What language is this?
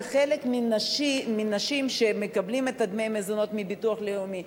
Hebrew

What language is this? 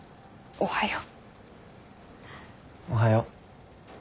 Japanese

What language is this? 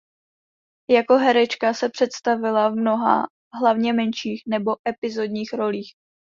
Czech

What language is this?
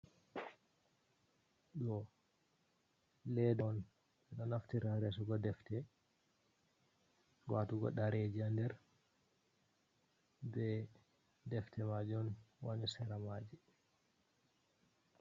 Fula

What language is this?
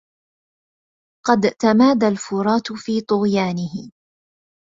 Arabic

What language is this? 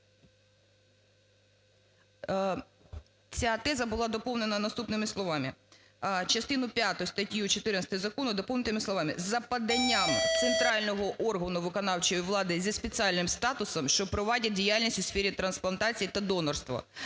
Ukrainian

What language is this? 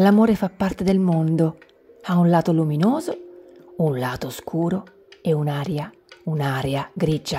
Italian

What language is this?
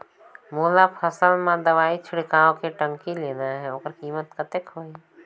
Chhattisgarhi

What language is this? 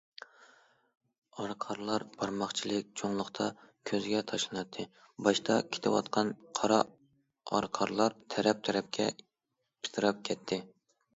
Uyghur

